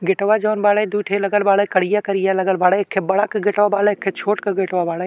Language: Bhojpuri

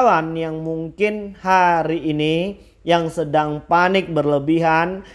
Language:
Indonesian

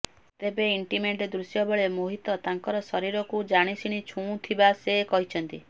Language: Odia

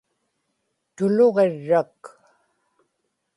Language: Inupiaq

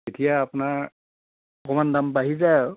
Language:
Assamese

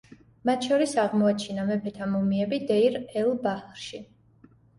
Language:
Georgian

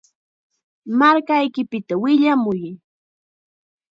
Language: Chiquián Ancash Quechua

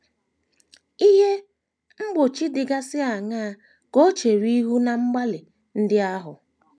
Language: Igbo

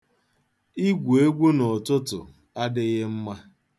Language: Igbo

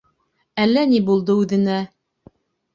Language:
Bashkir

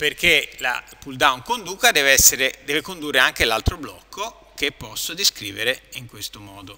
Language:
Italian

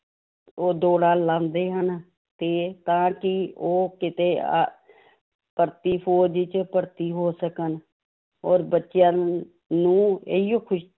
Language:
Punjabi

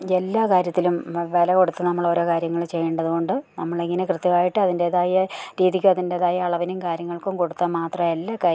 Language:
Malayalam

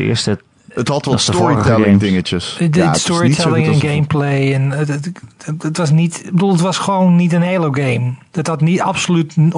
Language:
Dutch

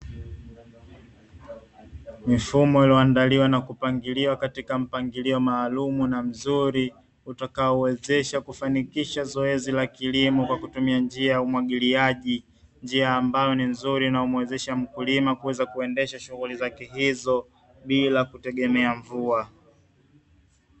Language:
Swahili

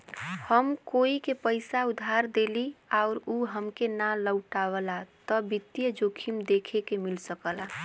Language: Bhojpuri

